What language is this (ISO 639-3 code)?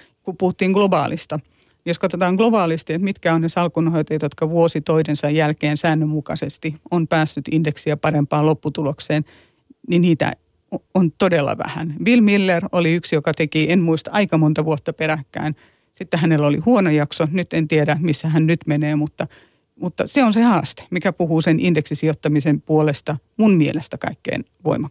fin